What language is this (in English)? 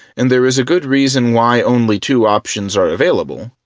English